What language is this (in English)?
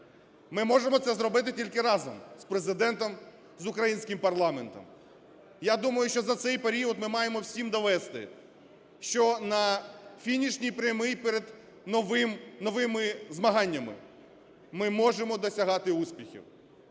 Ukrainian